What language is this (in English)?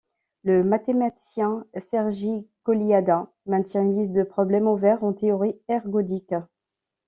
French